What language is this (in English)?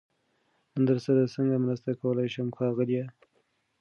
Pashto